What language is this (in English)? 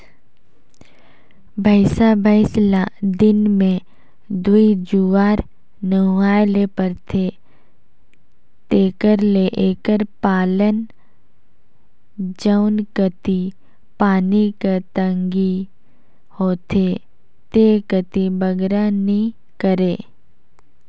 Chhattisgarhi